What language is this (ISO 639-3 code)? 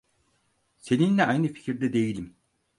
tur